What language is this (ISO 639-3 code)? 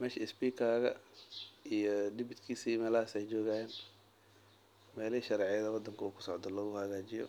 som